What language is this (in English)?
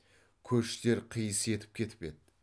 Kazakh